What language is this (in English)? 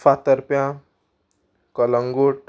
Konkani